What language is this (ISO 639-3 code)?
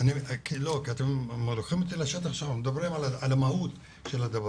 heb